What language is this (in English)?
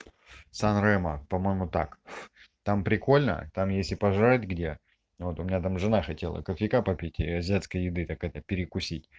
Russian